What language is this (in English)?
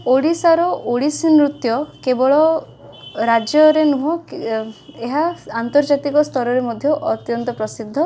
Odia